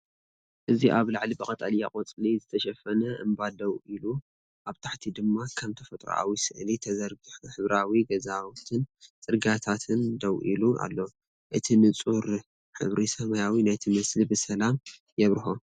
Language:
Tigrinya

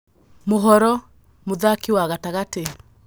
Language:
Kikuyu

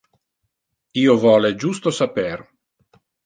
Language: Interlingua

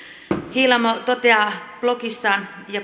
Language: Finnish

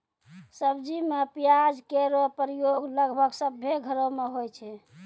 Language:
Maithili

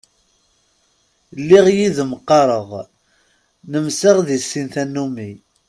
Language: Kabyle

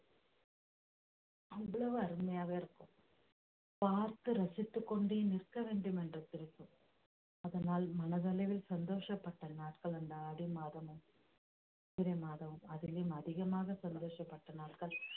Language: Tamil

